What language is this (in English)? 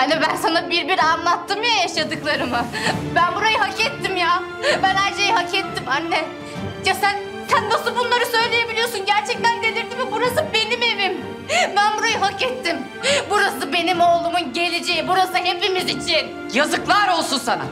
Turkish